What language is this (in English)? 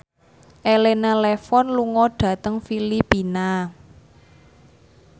Javanese